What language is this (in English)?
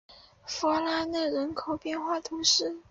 Chinese